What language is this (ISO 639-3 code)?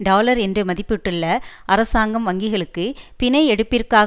tam